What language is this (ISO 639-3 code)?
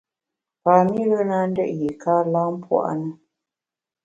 bax